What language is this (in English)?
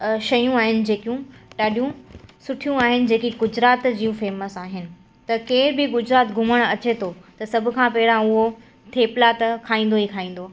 Sindhi